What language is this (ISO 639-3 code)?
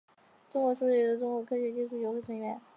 zho